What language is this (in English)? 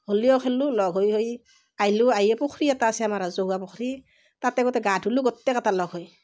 Assamese